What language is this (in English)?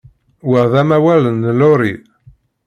Kabyle